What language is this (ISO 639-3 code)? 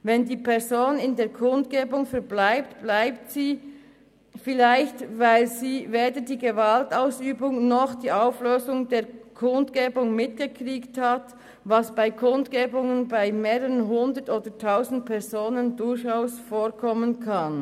gsw